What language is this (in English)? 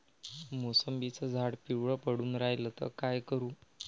Marathi